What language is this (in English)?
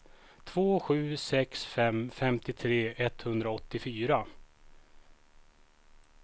Swedish